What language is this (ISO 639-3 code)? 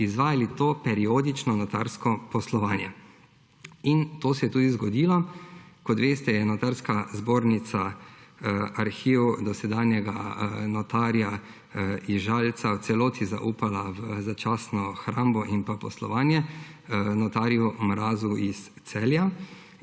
slv